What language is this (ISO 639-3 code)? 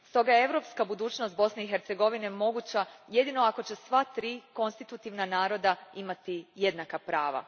hrv